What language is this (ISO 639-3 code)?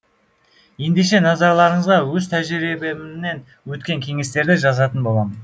kaz